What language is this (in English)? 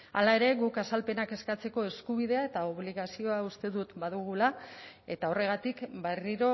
Basque